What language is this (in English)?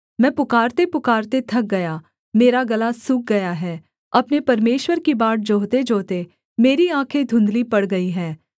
Hindi